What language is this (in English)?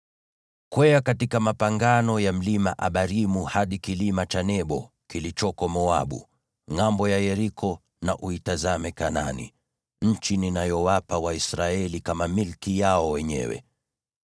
Swahili